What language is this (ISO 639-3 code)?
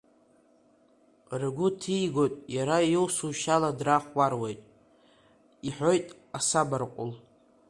abk